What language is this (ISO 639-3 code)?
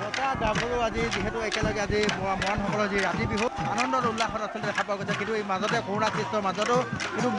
ben